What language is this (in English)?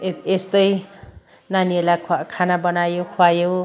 Nepali